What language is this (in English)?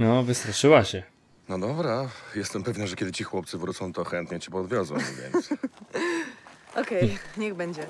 Polish